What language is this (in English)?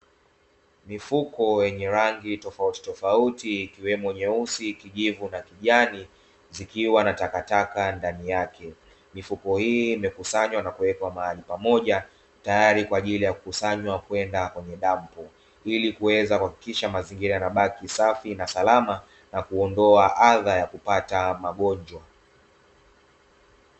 Swahili